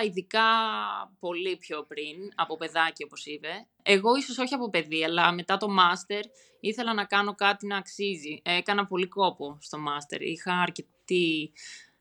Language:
Greek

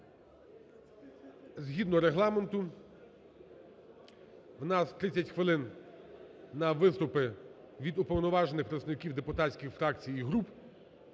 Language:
Ukrainian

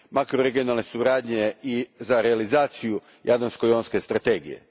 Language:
Croatian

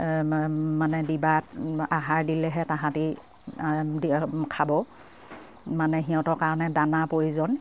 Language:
Assamese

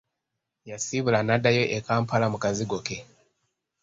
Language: Ganda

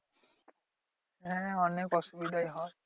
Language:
Bangla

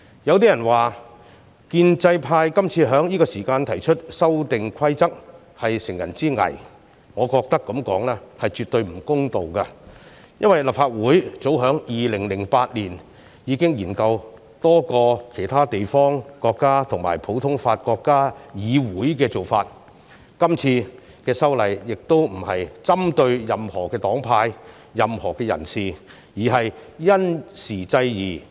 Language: Cantonese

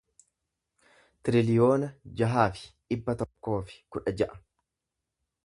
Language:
Oromo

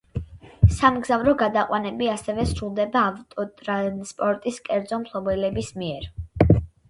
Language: Georgian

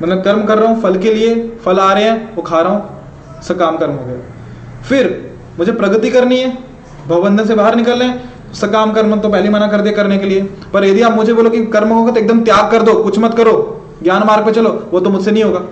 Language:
Hindi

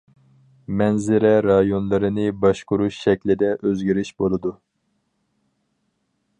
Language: Uyghur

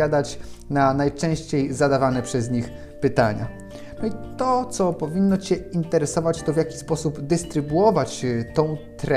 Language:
Polish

